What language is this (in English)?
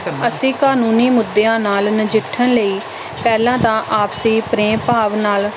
Punjabi